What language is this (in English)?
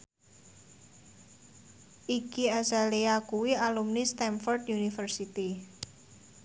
Javanese